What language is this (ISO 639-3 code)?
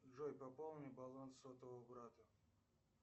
rus